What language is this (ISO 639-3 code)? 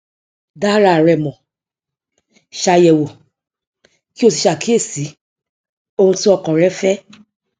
yor